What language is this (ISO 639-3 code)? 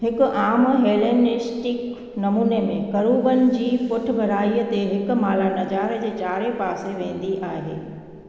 snd